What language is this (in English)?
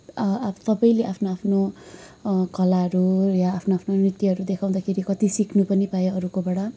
Nepali